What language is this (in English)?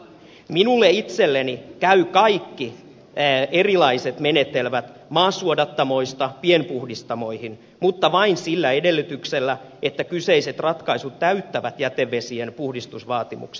Finnish